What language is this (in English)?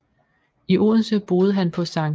Danish